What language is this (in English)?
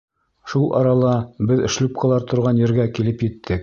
Bashkir